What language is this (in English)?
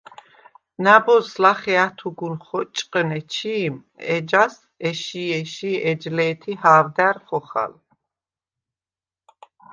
Svan